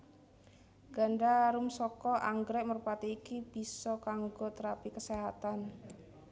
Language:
Javanese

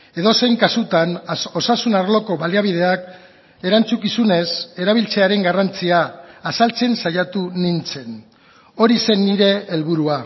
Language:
Basque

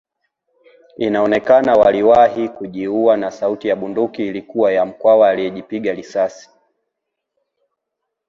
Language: Swahili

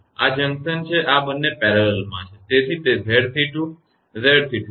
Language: Gujarati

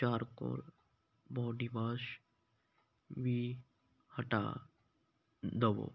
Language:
Punjabi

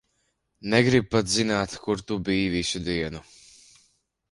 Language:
Latvian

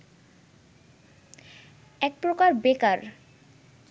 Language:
Bangla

